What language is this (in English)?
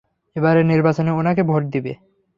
Bangla